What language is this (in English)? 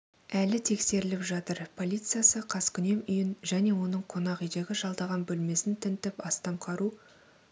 Kazakh